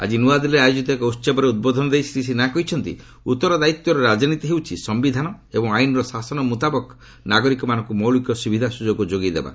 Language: Odia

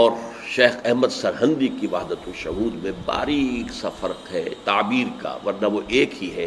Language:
Urdu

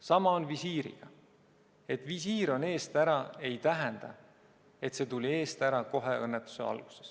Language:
Estonian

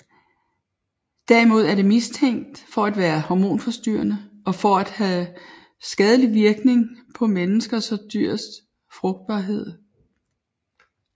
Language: Danish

